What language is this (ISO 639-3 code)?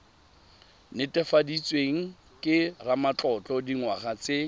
tsn